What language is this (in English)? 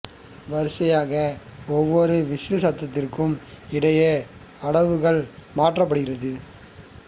Tamil